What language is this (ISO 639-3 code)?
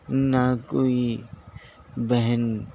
urd